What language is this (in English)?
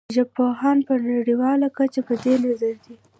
Pashto